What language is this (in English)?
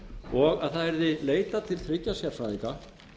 Icelandic